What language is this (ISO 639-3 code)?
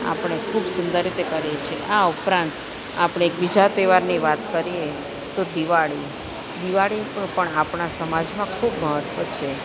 guj